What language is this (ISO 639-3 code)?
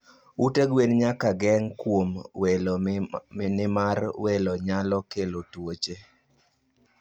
luo